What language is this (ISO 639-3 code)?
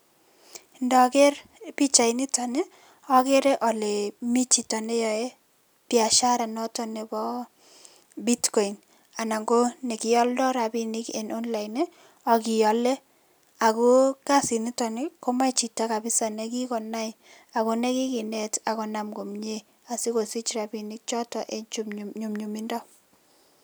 kln